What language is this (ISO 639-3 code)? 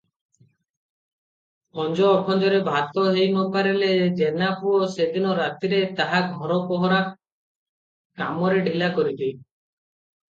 ori